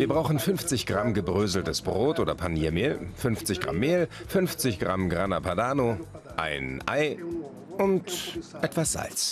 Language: German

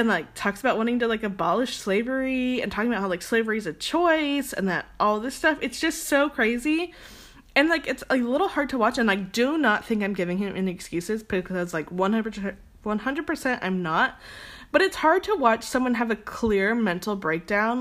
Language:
English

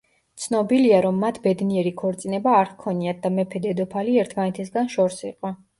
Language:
Georgian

